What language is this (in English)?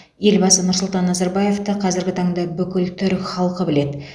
Kazakh